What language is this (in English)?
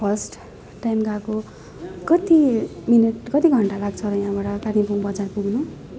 Nepali